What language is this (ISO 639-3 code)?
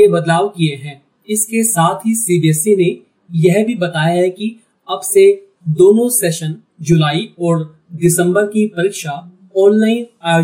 hin